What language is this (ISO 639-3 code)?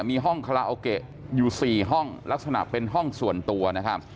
tha